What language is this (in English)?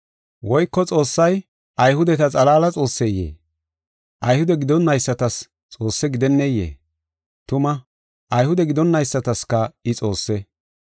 Gofa